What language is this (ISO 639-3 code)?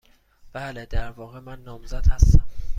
fas